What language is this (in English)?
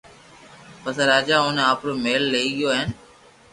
Loarki